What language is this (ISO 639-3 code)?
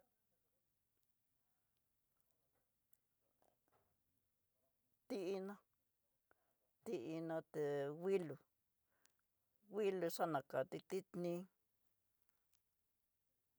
mtx